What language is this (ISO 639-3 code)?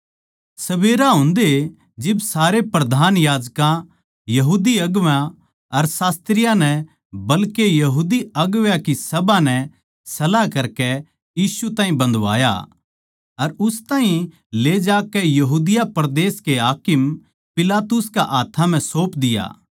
bgc